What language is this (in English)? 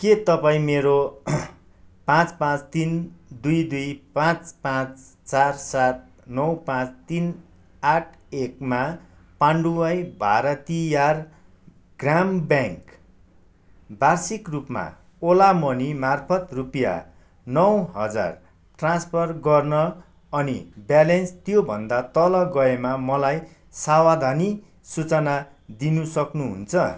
Nepali